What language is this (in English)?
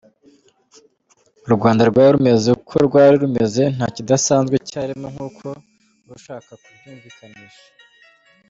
Kinyarwanda